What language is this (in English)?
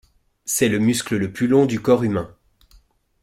French